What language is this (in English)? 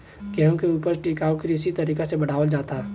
Bhojpuri